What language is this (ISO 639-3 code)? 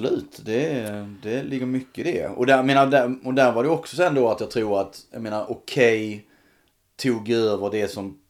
swe